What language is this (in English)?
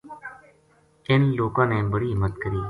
Gujari